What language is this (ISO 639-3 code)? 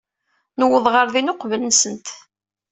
kab